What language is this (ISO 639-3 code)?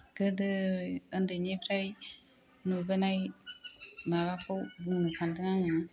brx